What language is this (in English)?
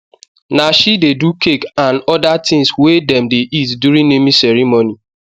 Nigerian Pidgin